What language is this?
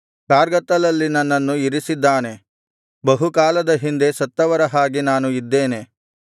Kannada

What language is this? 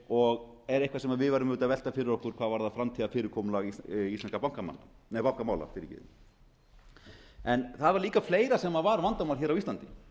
Icelandic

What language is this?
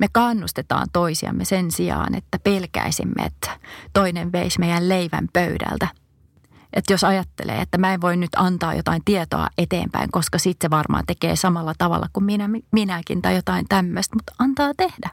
Finnish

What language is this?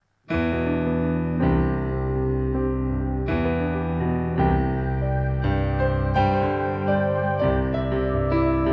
Italian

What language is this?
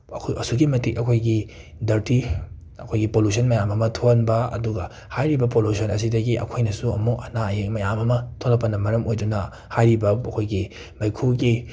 Manipuri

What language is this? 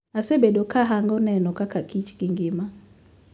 Luo (Kenya and Tanzania)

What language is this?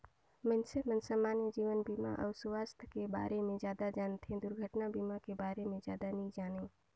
Chhattisgarhi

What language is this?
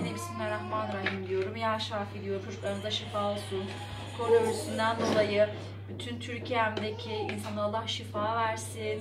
Turkish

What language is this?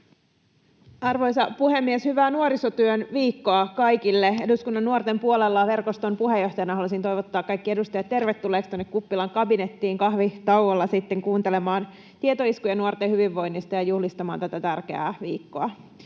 Finnish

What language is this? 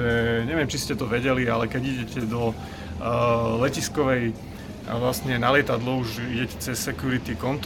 Slovak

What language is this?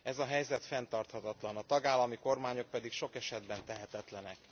Hungarian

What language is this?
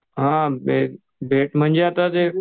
Marathi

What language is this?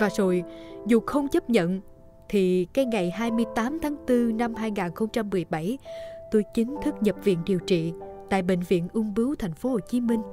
Vietnamese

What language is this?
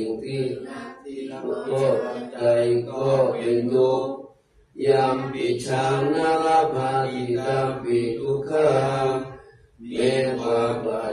Thai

